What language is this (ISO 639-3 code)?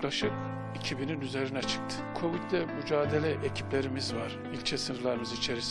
tur